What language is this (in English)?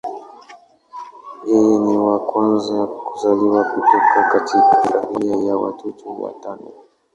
Swahili